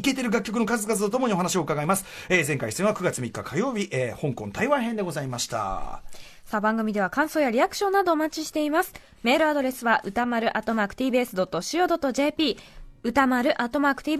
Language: Japanese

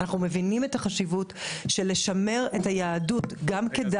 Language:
Hebrew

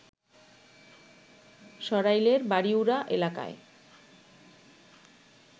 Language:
Bangla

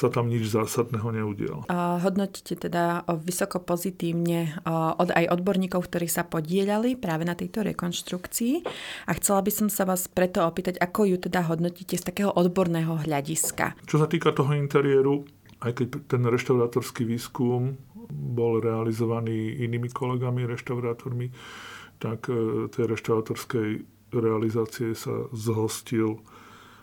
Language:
Slovak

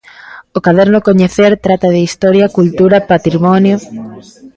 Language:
Galician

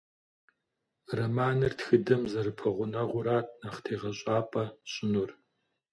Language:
Kabardian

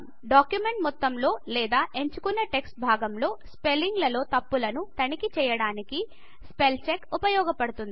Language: Telugu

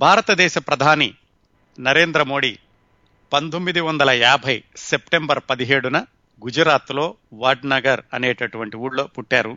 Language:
Telugu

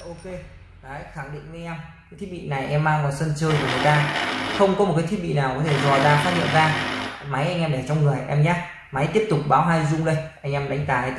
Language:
Vietnamese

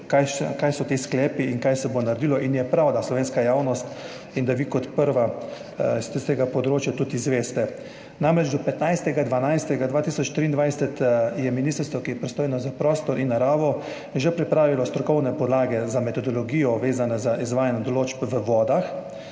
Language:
Slovenian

